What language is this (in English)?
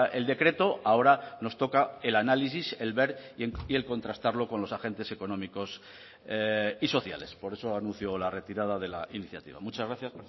Spanish